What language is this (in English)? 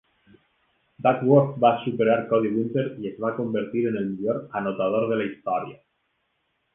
Catalan